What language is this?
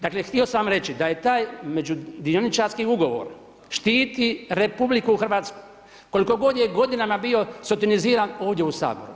Croatian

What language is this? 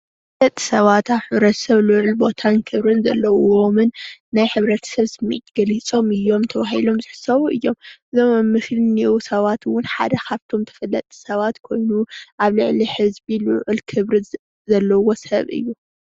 Tigrinya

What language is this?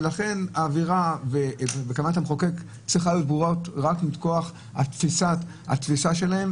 Hebrew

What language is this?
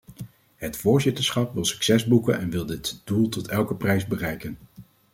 Dutch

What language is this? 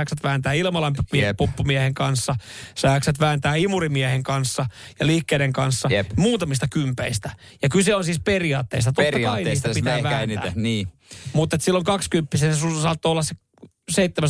Finnish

